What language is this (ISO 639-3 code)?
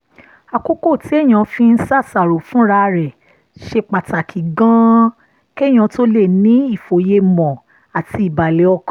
yor